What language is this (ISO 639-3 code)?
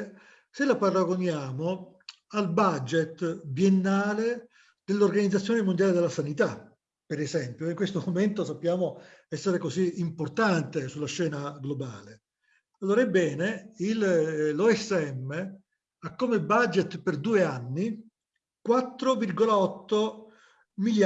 ita